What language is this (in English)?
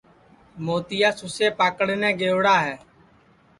Sansi